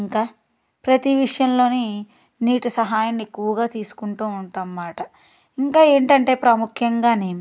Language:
Telugu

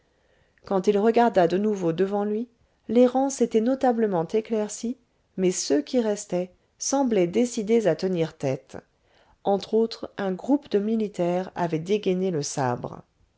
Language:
French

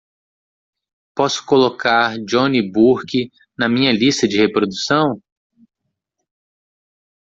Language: Portuguese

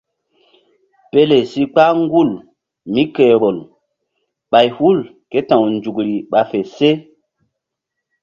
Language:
Mbum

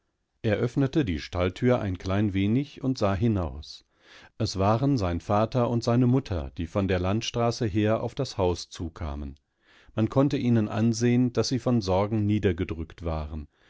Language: German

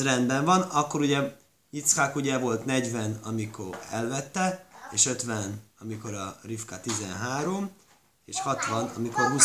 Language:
Hungarian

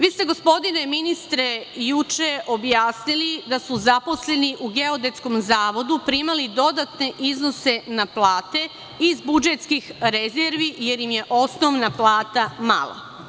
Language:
Serbian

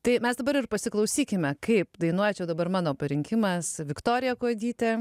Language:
Lithuanian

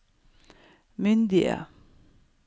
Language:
Norwegian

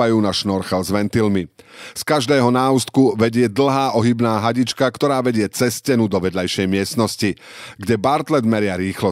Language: Slovak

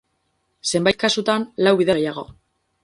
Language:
Basque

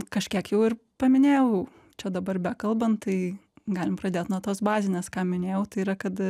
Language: Lithuanian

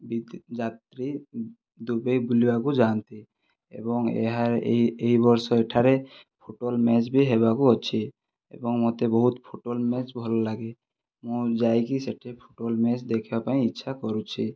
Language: Odia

